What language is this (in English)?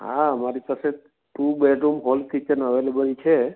Gujarati